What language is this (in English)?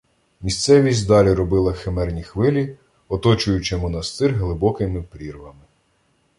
Ukrainian